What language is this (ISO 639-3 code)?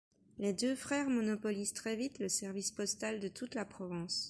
fra